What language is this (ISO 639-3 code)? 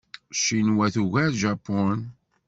kab